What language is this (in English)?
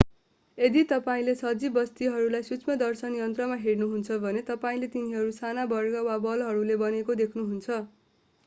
Nepali